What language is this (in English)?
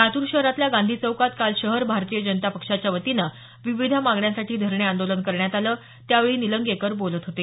Marathi